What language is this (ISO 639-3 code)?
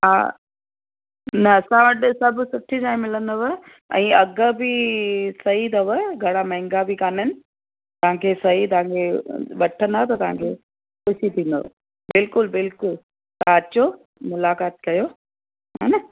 snd